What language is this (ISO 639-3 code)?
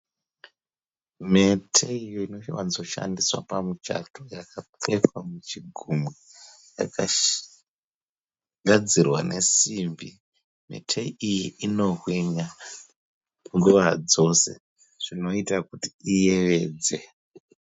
sna